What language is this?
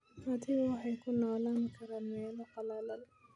Somali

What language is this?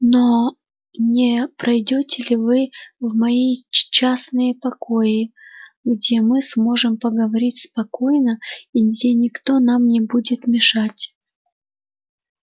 Russian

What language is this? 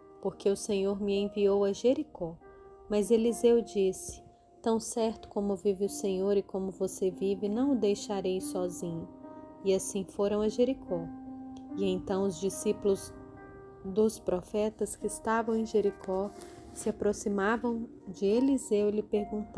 Portuguese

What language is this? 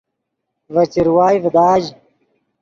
Yidgha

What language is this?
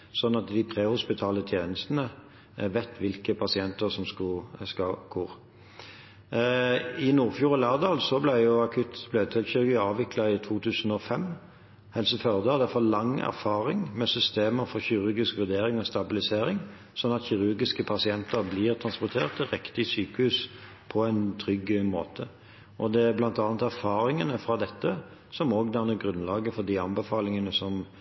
Norwegian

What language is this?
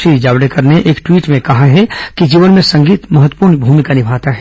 Hindi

